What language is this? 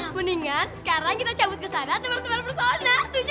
Indonesian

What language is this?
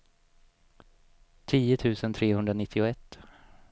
Swedish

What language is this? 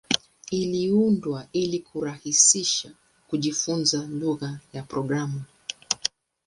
Swahili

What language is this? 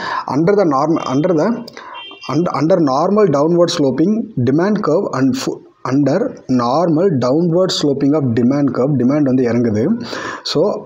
Tamil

